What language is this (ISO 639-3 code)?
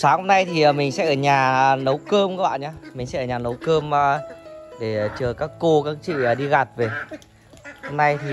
vie